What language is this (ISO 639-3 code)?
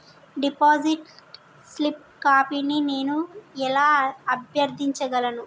tel